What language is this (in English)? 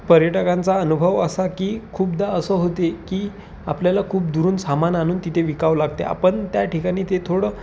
Marathi